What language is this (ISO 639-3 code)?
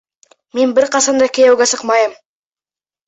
bak